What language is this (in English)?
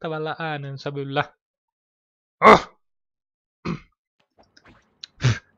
Finnish